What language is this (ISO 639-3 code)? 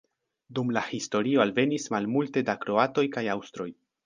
epo